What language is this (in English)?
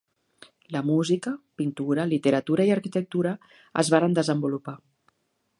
Catalan